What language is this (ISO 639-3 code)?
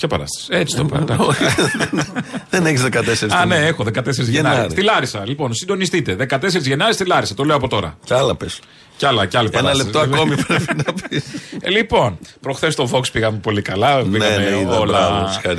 ell